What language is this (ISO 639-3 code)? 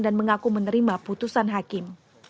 ind